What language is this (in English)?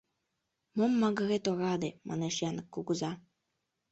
Mari